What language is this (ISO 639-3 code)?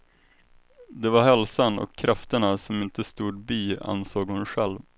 swe